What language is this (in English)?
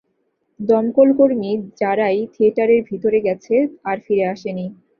Bangla